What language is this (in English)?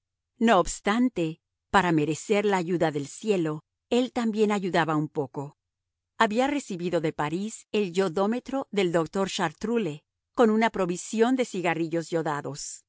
Spanish